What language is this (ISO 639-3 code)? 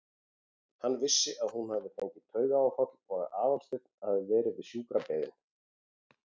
isl